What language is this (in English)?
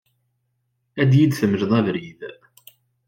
Kabyle